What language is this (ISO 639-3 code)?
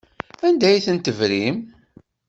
kab